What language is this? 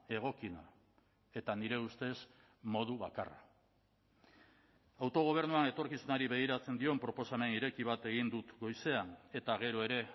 Basque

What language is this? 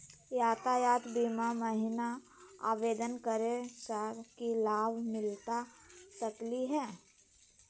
Magahi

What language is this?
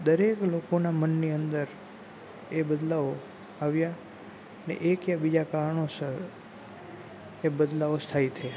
Gujarati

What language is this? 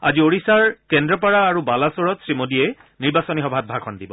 Assamese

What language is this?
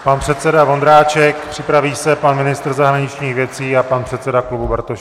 Czech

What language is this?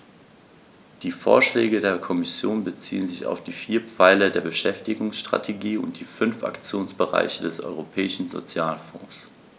German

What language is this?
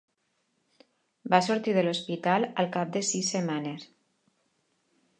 Catalan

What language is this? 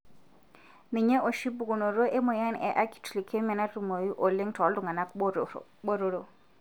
Masai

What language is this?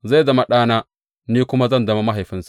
Hausa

